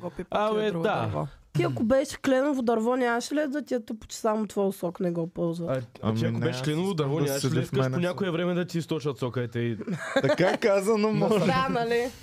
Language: Bulgarian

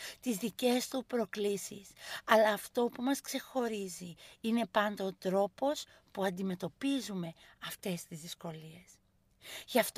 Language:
Greek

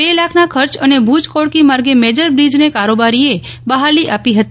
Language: Gujarati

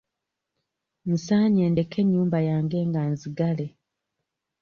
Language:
Ganda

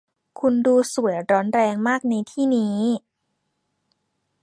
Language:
Thai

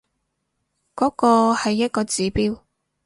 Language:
Cantonese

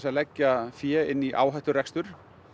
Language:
Icelandic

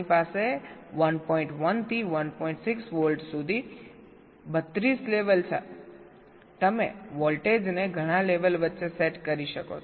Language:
Gujarati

